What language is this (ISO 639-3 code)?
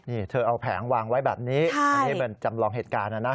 tha